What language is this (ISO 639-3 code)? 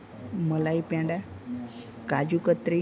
guj